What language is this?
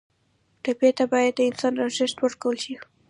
Pashto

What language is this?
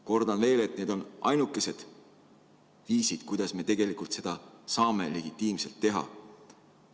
Estonian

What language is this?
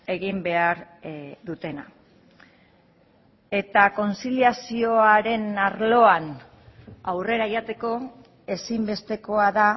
Basque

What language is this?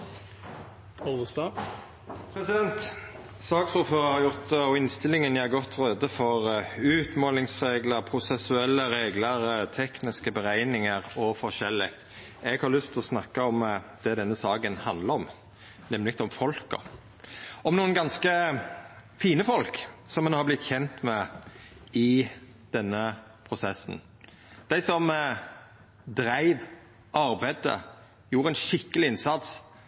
Norwegian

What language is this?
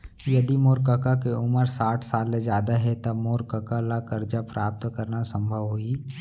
Chhattisgarhi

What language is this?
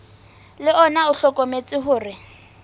Southern Sotho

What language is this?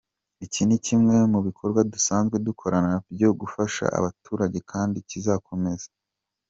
Kinyarwanda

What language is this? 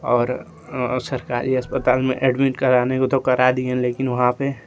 Hindi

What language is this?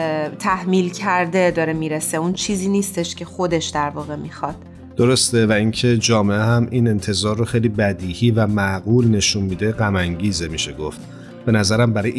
Persian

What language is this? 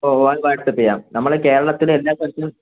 Malayalam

